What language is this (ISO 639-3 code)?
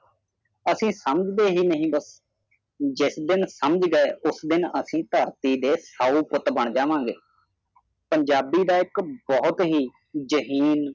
pan